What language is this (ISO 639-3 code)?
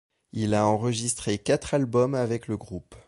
fra